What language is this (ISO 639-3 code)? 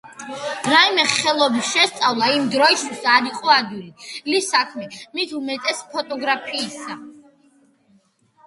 kat